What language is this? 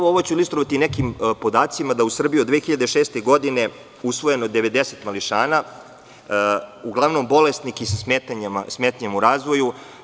Serbian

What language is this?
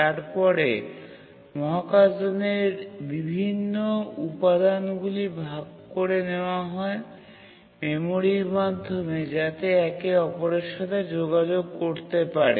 Bangla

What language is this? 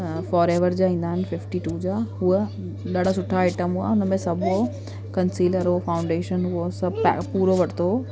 Sindhi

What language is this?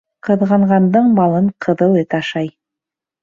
Bashkir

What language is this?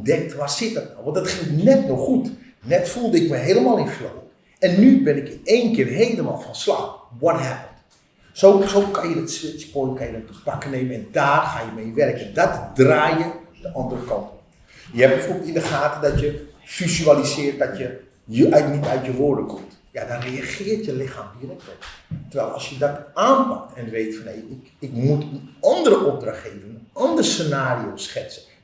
Dutch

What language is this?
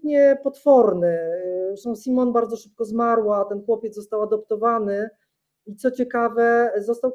Polish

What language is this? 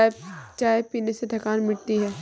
Hindi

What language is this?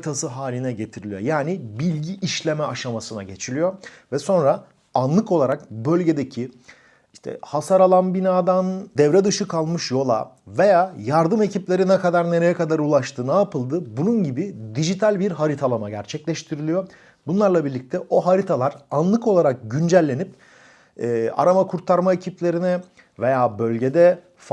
Turkish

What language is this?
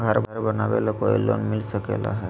Magahi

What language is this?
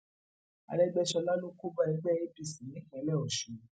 Yoruba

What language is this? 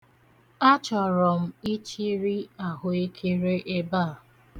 Igbo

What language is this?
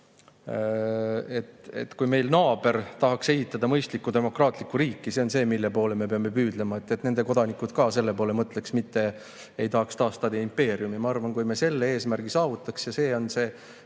Estonian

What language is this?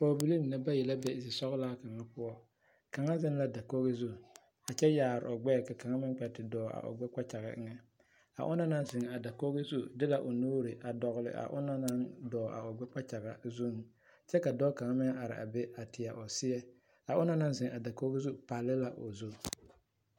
Southern Dagaare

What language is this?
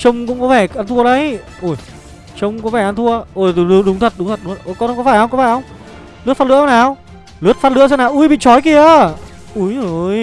Vietnamese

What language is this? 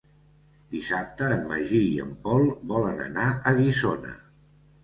Catalan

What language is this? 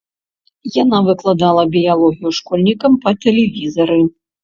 Belarusian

